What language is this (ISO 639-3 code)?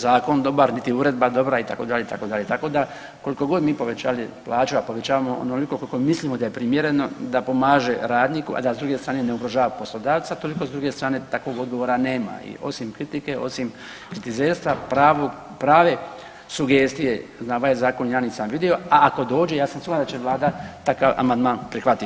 hrv